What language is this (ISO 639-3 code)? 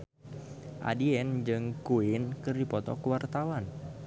sun